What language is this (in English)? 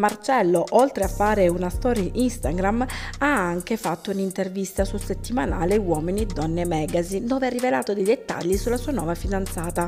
Italian